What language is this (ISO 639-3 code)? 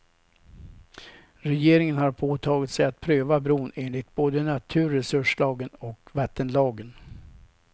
swe